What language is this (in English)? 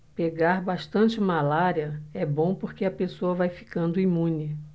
Portuguese